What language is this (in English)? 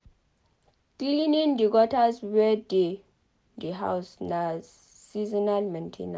Nigerian Pidgin